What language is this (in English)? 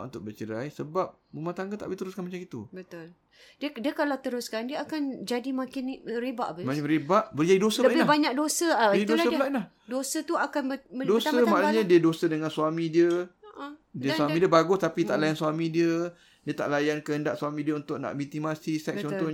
Malay